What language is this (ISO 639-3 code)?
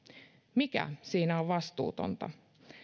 fin